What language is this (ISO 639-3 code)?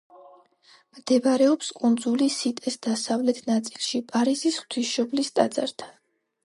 kat